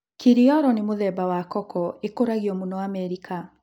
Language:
Kikuyu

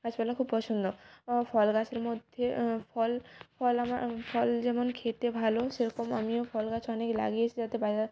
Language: Bangla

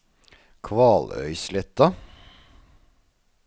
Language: Norwegian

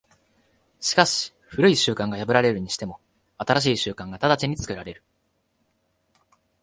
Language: Japanese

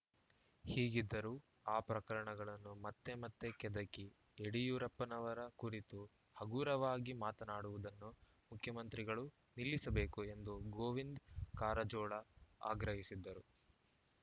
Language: Kannada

